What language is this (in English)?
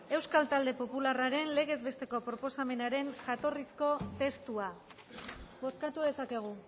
Basque